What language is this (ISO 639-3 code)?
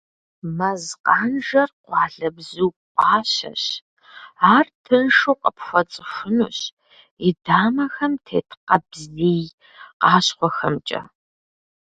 kbd